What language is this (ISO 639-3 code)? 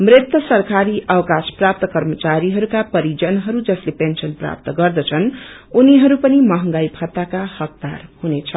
nep